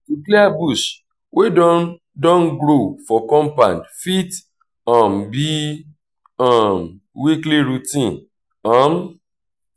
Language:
Nigerian Pidgin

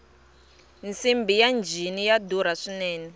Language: Tsonga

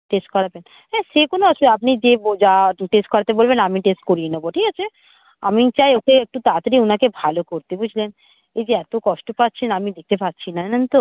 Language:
Bangla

